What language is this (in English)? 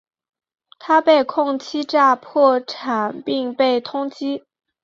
Chinese